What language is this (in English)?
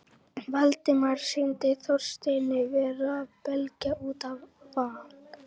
Icelandic